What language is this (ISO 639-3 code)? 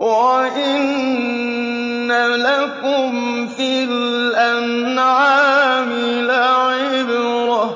ara